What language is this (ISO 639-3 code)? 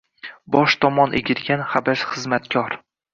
uzb